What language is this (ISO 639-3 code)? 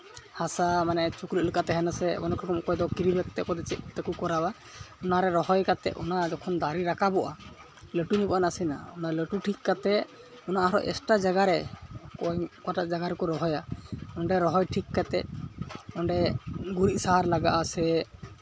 sat